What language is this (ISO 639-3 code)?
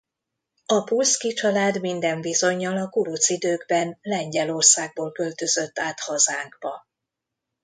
hun